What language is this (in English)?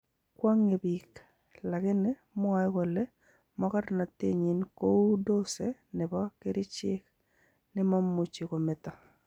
Kalenjin